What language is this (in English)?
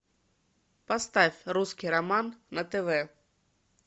Russian